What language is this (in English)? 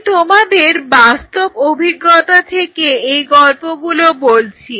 Bangla